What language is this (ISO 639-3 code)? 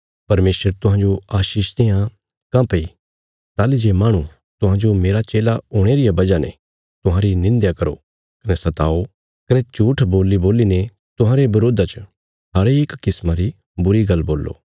kfs